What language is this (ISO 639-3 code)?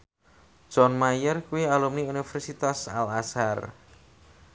jav